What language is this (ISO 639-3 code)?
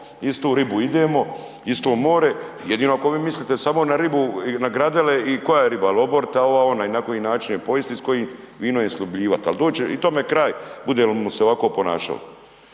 hrv